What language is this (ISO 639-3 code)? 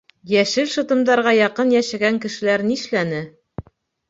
bak